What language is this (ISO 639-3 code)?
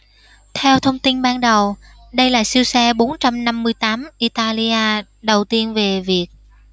vie